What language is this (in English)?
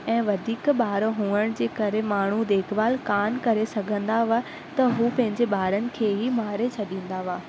Sindhi